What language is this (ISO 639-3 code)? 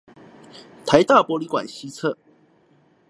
zho